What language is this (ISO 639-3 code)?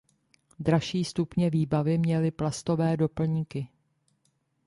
ces